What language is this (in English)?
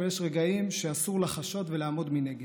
Hebrew